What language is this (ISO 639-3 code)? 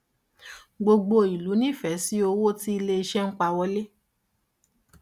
yor